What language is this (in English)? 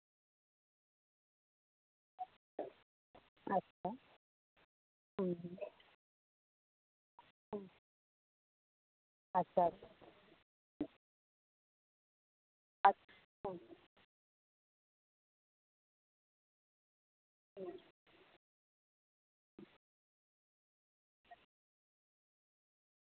Santali